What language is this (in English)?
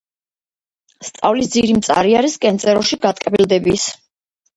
Georgian